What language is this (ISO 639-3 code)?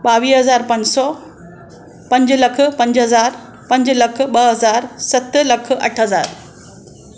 snd